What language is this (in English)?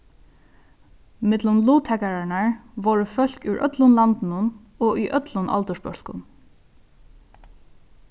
Faroese